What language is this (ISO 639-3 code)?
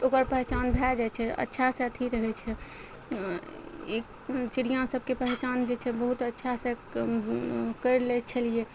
mai